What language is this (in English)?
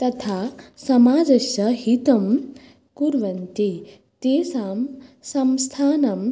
Sanskrit